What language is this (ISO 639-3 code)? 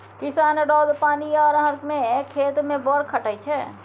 mai